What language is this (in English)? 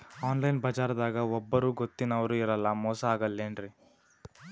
Kannada